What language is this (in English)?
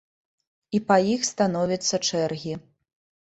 Belarusian